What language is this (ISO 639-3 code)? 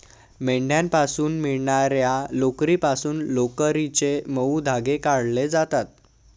mar